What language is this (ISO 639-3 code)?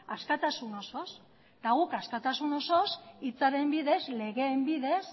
eus